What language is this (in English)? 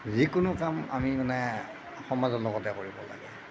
Assamese